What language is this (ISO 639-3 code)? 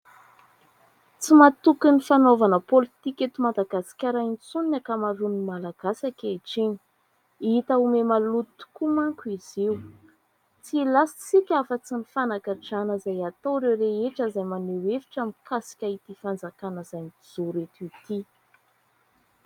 mlg